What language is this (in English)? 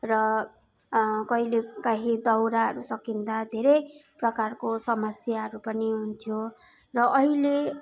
Nepali